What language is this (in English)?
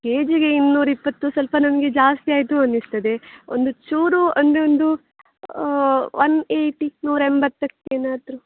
Kannada